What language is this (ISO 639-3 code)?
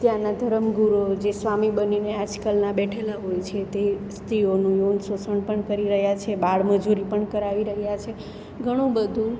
guj